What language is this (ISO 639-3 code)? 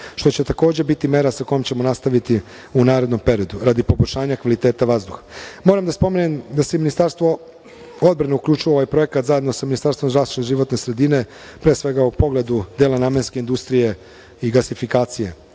srp